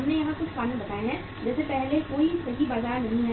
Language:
Hindi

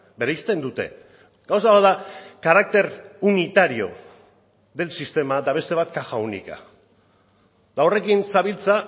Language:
Basque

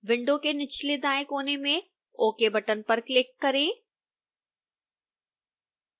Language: Hindi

